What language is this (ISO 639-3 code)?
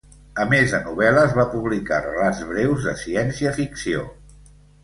cat